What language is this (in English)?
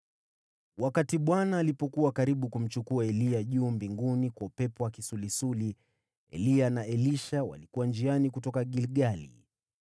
Swahili